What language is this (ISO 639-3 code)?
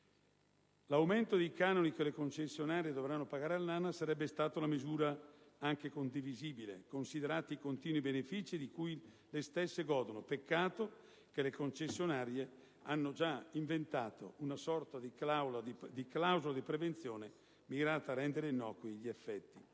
ita